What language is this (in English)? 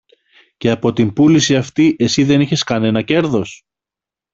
Greek